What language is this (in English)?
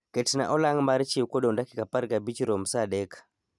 Luo (Kenya and Tanzania)